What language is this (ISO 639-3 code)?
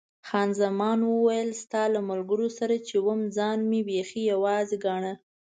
pus